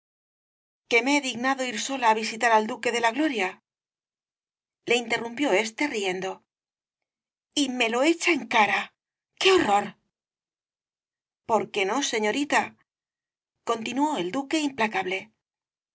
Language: Spanish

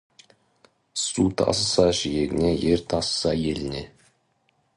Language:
Kazakh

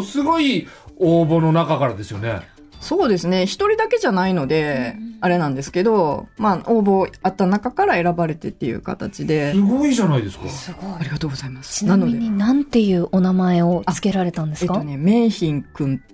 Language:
Japanese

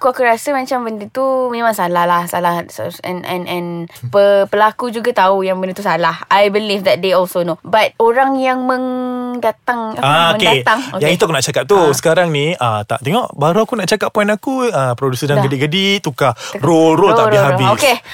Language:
Malay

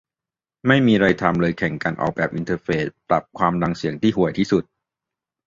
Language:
Thai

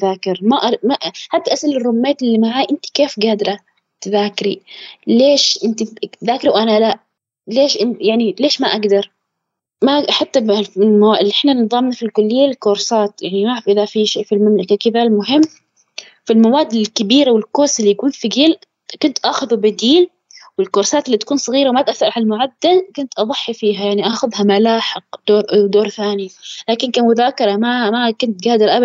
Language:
Arabic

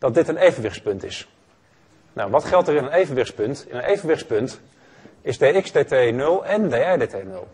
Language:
Dutch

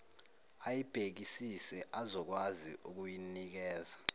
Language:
Zulu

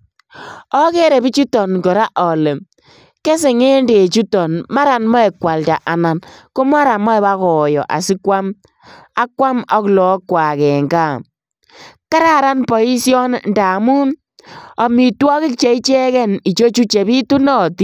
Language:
Kalenjin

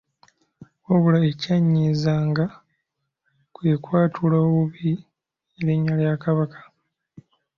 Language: Ganda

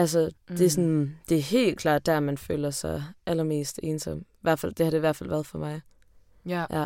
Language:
Danish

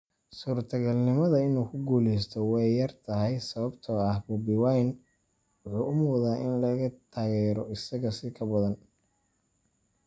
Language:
Somali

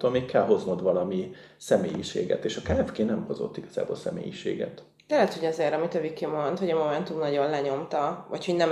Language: Hungarian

